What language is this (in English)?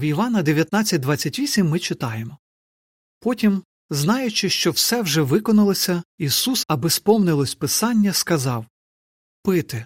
Ukrainian